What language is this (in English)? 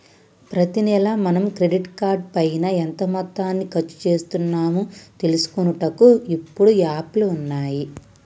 Telugu